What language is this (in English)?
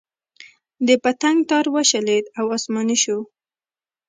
Pashto